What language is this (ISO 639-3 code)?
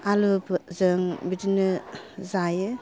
brx